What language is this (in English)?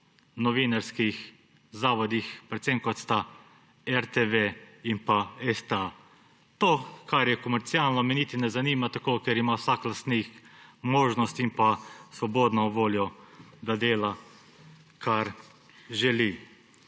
Slovenian